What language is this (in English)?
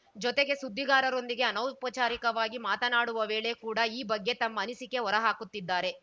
Kannada